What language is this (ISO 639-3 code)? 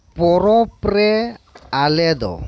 sat